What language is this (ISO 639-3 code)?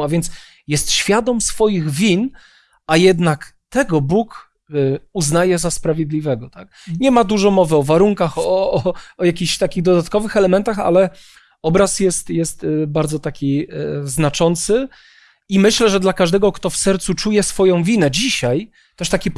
pol